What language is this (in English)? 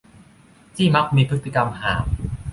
Thai